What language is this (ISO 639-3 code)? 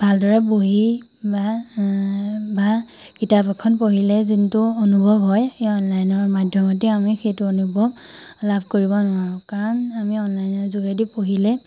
asm